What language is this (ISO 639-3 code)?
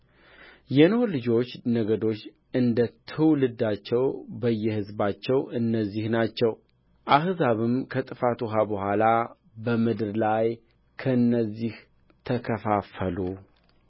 amh